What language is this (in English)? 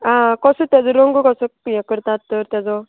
Konkani